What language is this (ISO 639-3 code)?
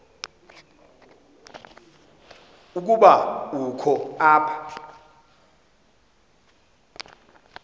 xho